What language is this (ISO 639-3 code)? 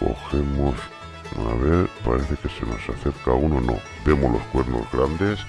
spa